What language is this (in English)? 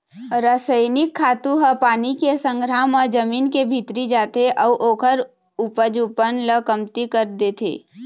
Chhattisgarhi